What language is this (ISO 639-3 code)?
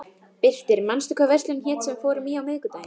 isl